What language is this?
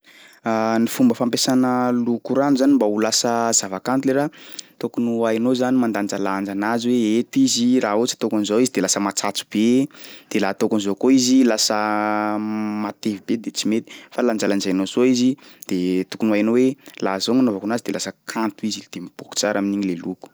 Sakalava Malagasy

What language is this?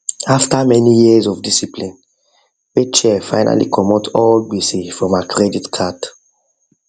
Nigerian Pidgin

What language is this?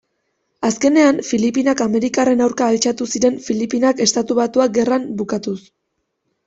Basque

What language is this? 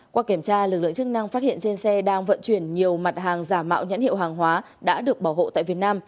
Vietnamese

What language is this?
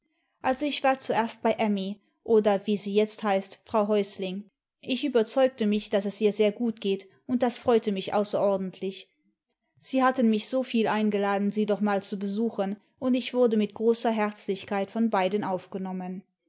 German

